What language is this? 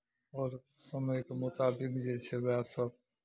Maithili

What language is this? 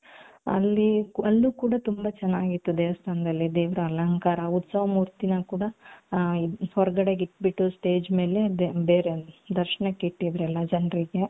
Kannada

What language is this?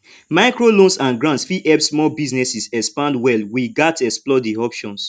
Nigerian Pidgin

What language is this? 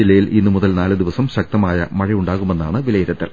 Malayalam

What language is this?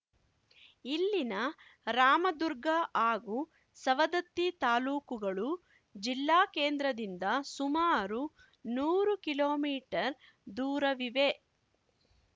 Kannada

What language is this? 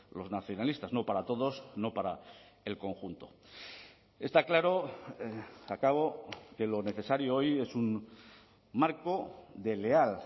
Spanish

